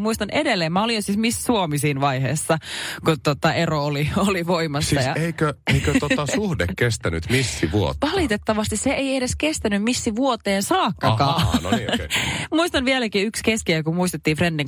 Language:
Finnish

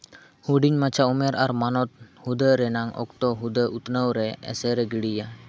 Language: Santali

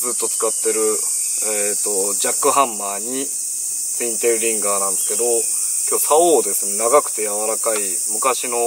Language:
Japanese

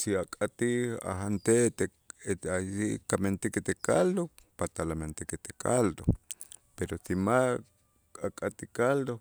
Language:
Itzá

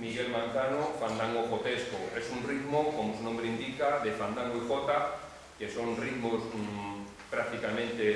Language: Spanish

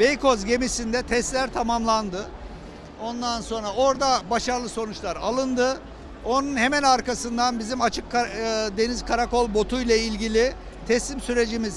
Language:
Turkish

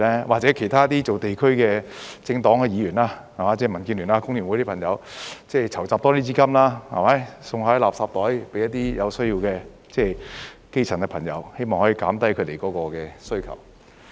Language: Cantonese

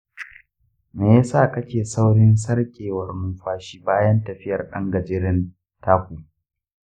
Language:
Hausa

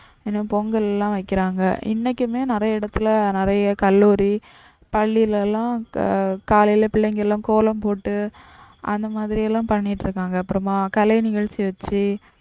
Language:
Tamil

